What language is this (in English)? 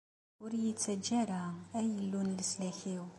Kabyle